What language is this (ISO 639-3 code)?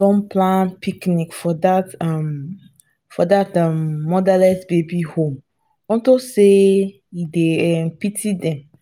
pcm